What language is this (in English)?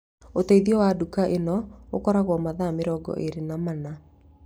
Kikuyu